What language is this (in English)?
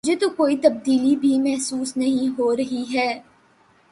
Urdu